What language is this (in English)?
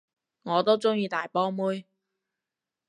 Cantonese